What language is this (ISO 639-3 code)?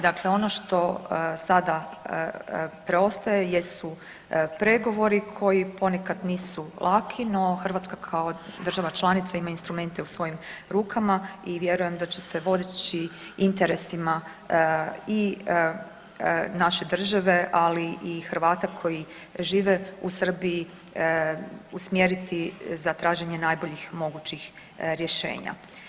hrv